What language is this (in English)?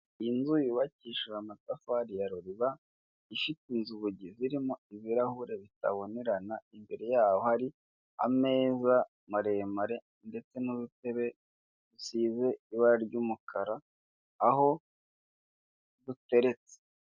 Kinyarwanda